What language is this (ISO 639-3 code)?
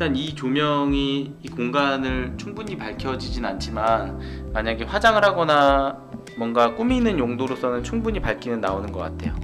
kor